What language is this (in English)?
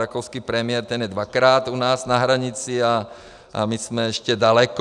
Czech